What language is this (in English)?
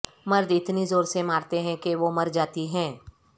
Urdu